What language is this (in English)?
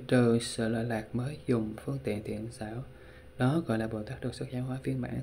Vietnamese